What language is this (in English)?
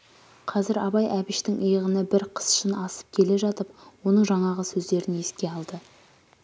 Kazakh